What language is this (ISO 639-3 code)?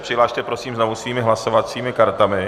ces